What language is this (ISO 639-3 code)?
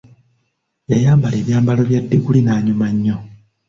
lug